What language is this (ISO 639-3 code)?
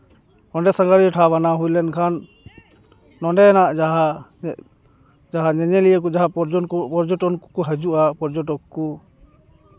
sat